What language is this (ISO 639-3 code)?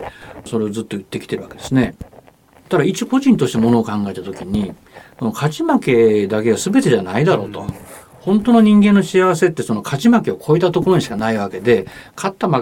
jpn